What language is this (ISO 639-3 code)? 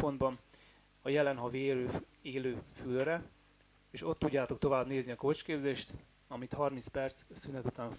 hun